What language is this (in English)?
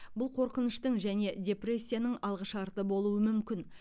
Kazakh